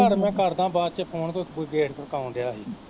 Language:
Punjabi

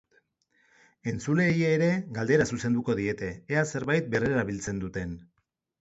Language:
Basque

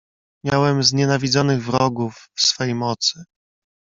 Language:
Polish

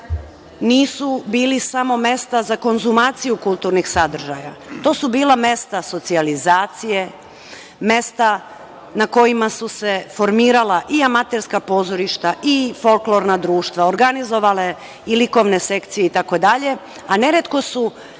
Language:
Serbian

